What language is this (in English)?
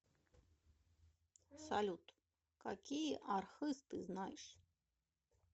Russian